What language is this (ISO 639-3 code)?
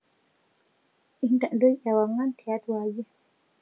mas